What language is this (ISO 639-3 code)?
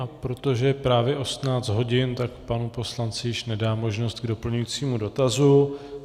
ces